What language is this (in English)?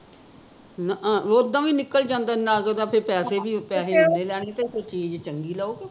Punjabi